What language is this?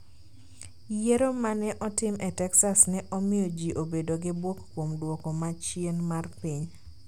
Luo (Kenya and Tanzania)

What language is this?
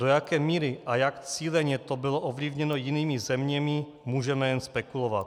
Czech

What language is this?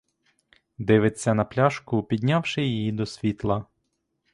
Ukrainian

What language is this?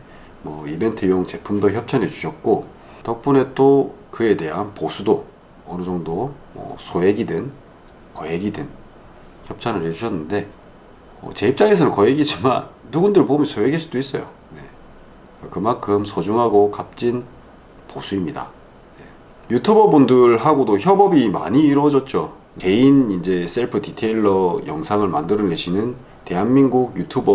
Korean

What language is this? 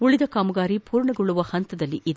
Kannada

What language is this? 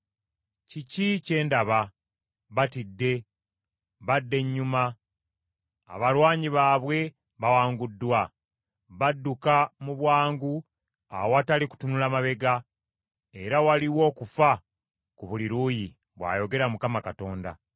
Ganda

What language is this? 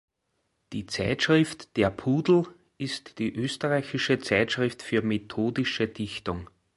German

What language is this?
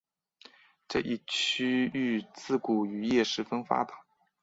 Chinese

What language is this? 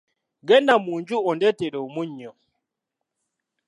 Ganda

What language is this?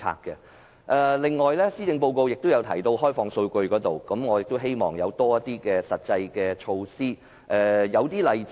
Cantonese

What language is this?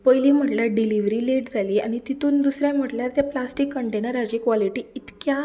Konkani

